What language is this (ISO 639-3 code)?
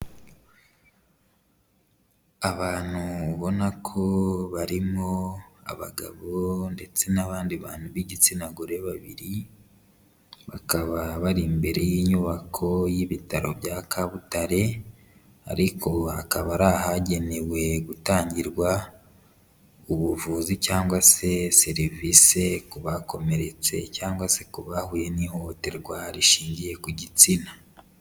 kin